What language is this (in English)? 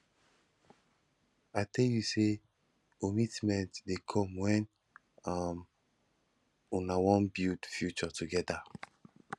Nigerian Pidgin